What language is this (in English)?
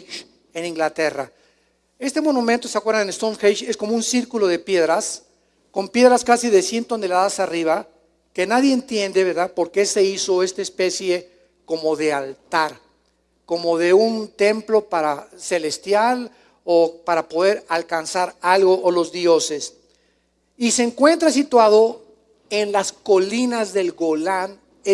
Spanish